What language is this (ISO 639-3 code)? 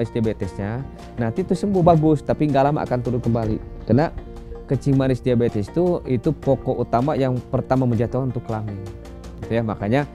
ind